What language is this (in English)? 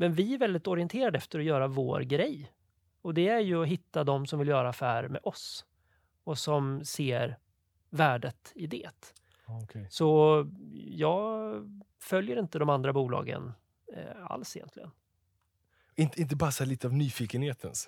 Swedish